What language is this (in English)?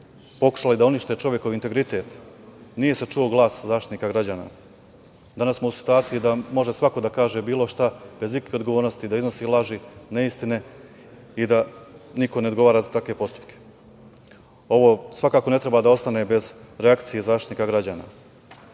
Serbian